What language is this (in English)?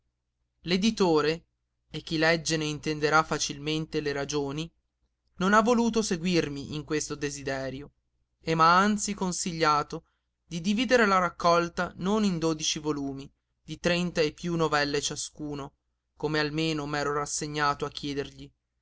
Italian